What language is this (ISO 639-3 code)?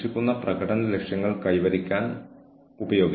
mal